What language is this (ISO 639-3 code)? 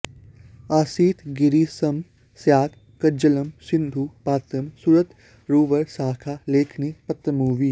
san